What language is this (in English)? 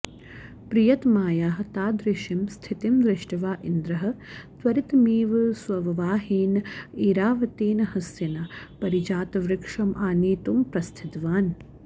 Sanskrit